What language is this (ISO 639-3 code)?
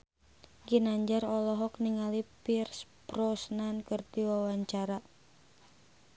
sun